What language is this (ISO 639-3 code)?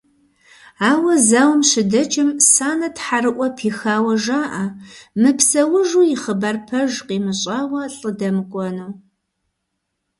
kbd